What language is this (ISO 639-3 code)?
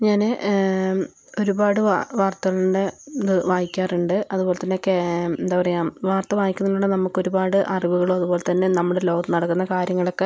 mal